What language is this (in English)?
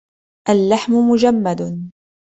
Arabic